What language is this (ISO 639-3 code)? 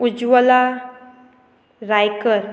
kok